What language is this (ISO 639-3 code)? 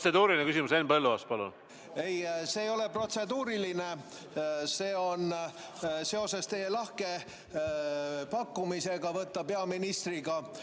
est